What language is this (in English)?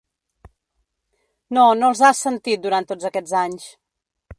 Catalan